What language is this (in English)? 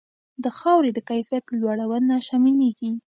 Pashto